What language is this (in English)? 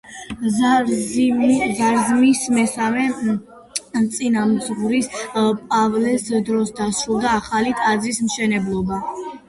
Georgian